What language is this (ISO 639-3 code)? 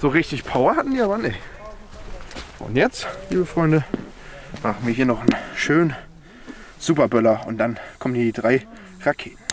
deu